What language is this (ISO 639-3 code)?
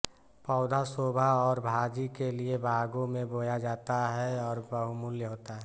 hin